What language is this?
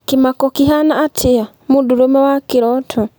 Kikuyu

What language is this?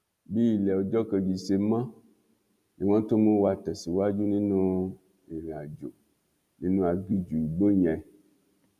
Yoruba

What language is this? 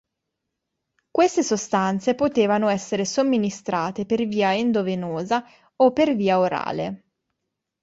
Italian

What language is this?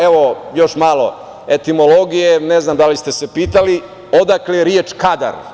Serbian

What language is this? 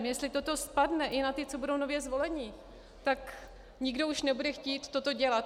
Czech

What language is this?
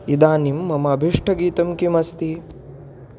Sanskrit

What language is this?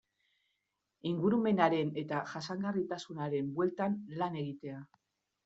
Basque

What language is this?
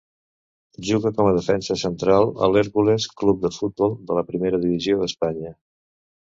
Catalan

